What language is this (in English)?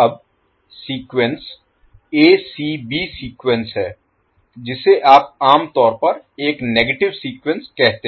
Hindi